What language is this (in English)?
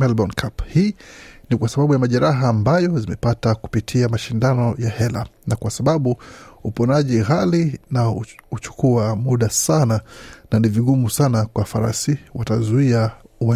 Swahili